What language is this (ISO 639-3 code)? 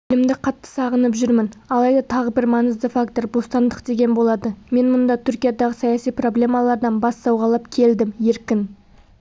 kaz